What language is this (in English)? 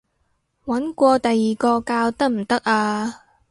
Cantonese